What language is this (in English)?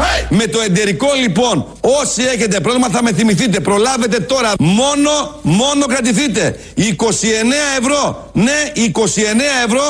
Greek